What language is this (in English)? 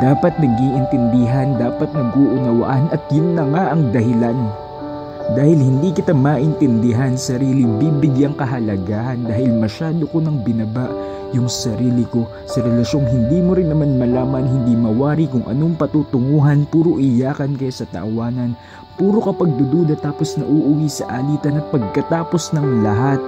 Filipino